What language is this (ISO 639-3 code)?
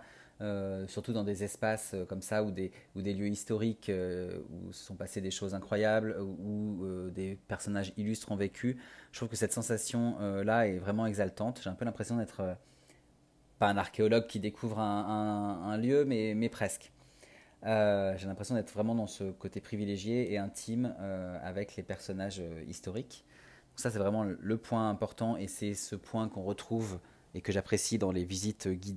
fra